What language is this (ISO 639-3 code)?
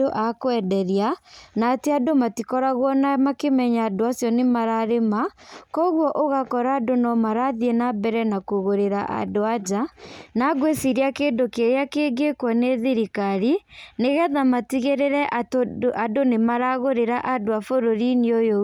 kik